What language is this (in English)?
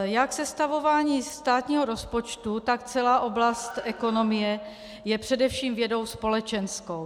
Czech